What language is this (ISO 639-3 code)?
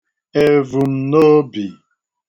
ibo